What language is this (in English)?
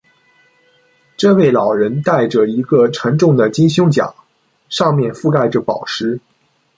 Chinese